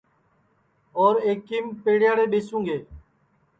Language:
Sansi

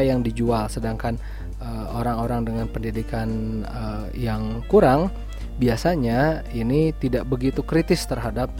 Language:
Indonesian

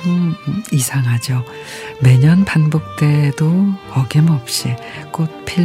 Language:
Korean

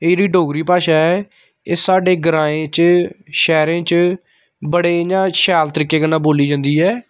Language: Dogri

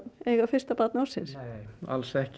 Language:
Icelandic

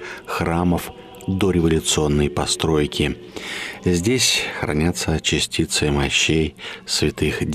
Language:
Russian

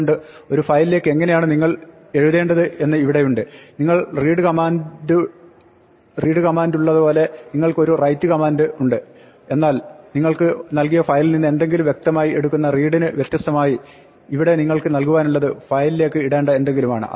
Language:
Malayalam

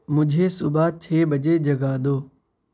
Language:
Urdu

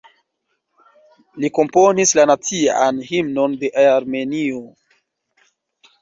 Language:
Esperanto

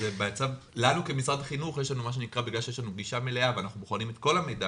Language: Hebrew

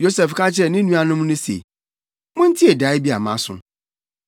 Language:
Akan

